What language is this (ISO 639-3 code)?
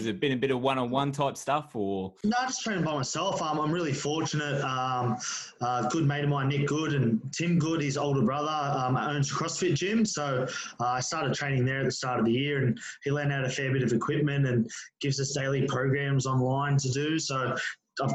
eng